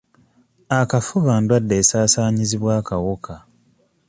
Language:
Ganda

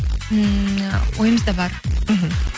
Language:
Kazakh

